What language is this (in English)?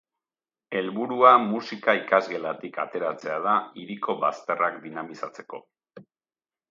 Basque